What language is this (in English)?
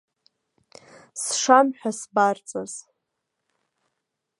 Abkhazian